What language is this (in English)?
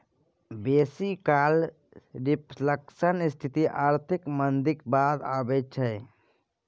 Maithili